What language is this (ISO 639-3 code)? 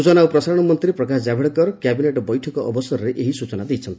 ori